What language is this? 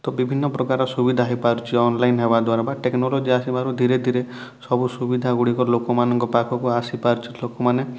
Odia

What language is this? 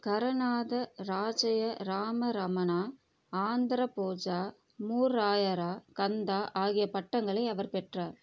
Tamil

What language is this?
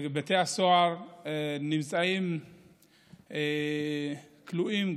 Hebrew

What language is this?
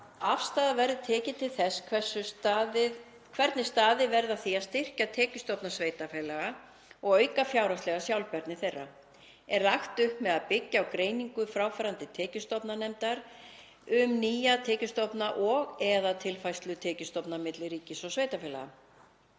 Icelandic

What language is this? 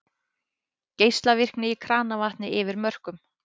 Icelandic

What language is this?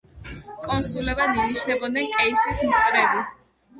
Georgian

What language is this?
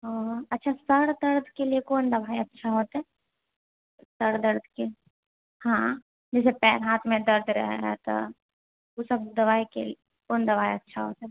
Maithili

